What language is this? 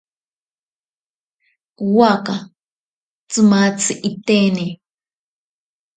Ashéninka Perené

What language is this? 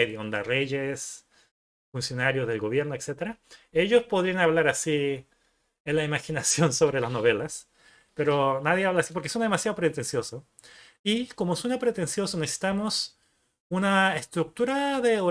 Spanish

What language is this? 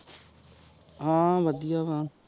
Punjabi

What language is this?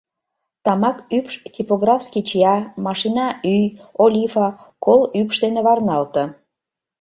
Mari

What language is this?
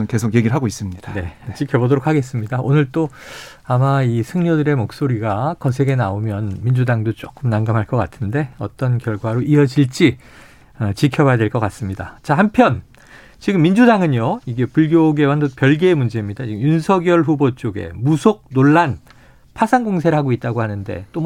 Korean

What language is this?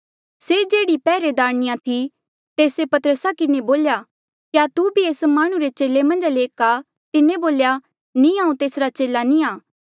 Mandeali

